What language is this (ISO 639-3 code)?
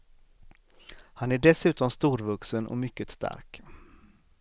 swe